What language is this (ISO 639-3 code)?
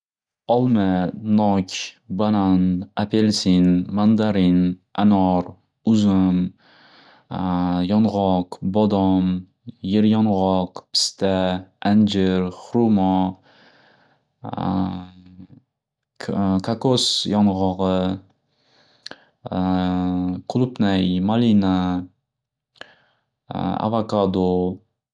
uzb